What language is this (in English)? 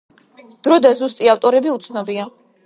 Georgian